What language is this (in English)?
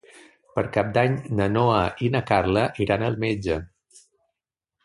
Catalan